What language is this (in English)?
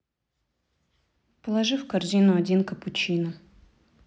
Russian